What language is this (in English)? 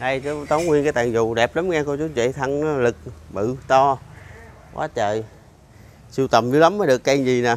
Vietnamese